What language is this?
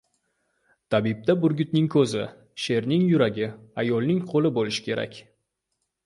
Uzbek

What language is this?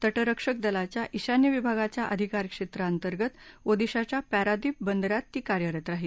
Marathi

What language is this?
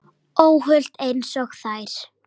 Icelandic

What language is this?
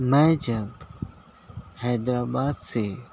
Urdu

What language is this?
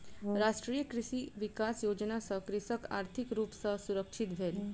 Maithili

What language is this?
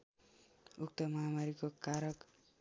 Nepali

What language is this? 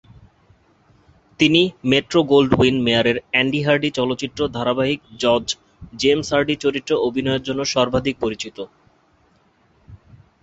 Bangla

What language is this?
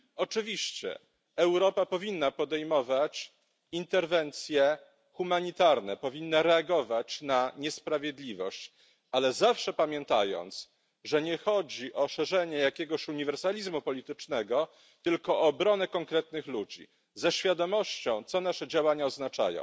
Polish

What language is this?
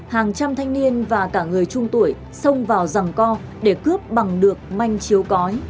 Vietnamese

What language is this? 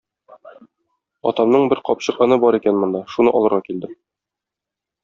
Tatar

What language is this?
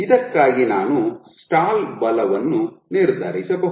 Kannada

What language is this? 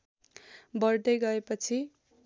Nepali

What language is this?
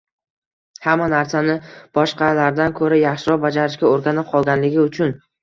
Uzbek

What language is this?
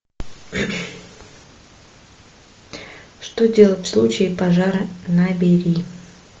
Russian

